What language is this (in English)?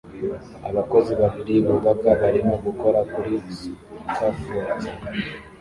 Kinyarwanda